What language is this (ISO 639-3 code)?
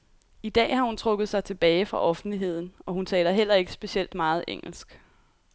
dan